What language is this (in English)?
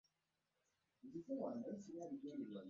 Ganda